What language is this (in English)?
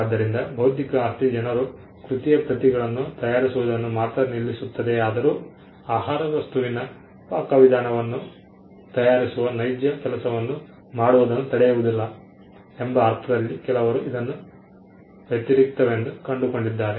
Kannada